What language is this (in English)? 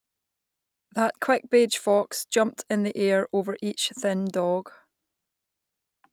English